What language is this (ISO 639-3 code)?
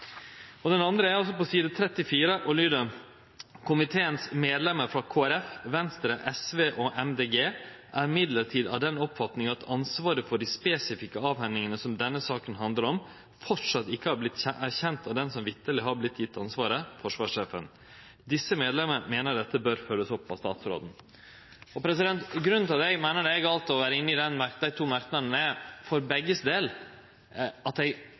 nno